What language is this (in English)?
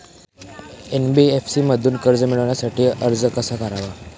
Marathi